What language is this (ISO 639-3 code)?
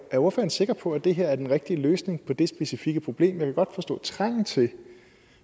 dan